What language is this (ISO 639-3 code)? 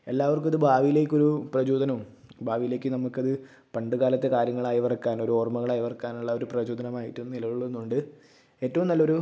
mal